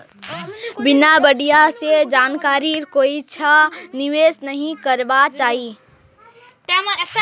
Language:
Magahi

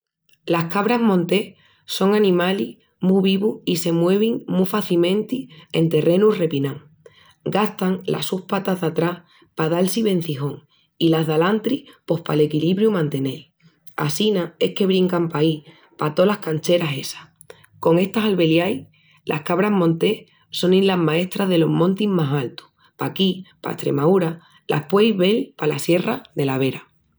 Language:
Extremaduran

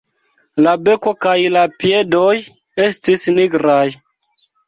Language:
Esperanto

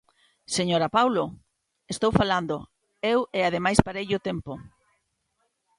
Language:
Galician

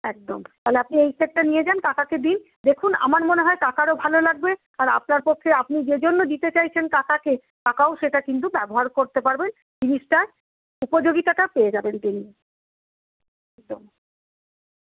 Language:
Bangla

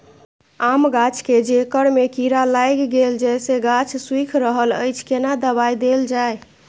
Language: Maithili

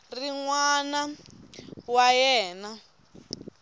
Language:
Tsonga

